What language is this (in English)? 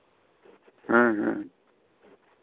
Santali